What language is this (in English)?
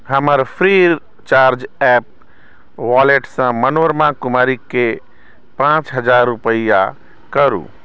Maithili